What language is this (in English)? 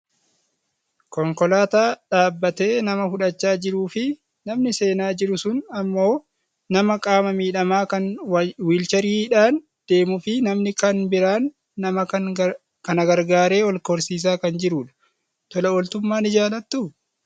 Oromo